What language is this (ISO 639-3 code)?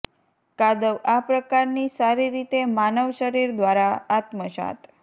guj